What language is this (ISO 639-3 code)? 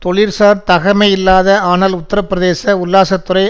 tam